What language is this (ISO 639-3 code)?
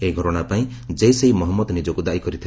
ori